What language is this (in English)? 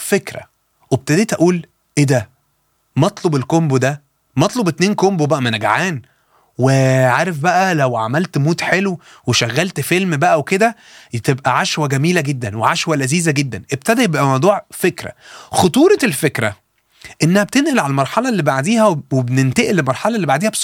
Arabic